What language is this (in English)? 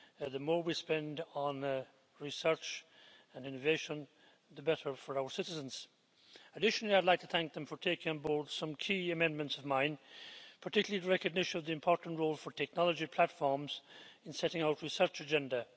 English